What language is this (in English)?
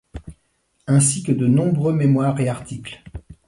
French